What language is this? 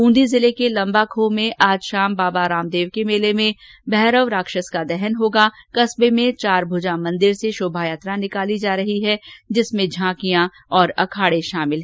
Hindi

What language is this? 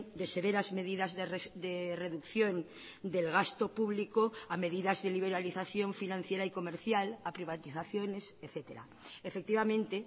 Spanish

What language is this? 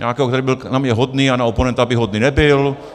Czech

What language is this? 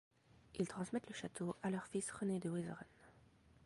French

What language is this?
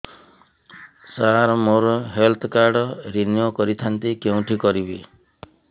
Odia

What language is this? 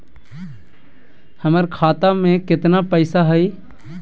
Magahi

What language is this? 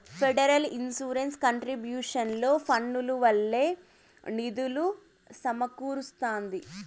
Telugu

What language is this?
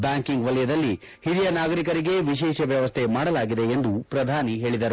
Kannada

